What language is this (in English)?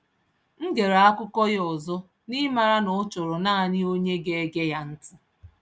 Igbo